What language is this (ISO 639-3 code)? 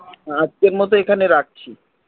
ben